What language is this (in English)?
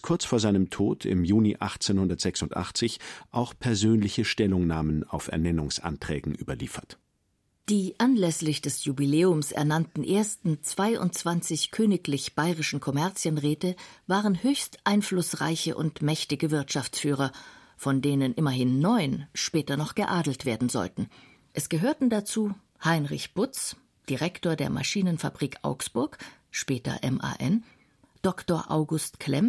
German